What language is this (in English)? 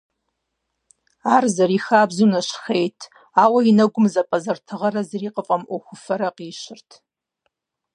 Kabardian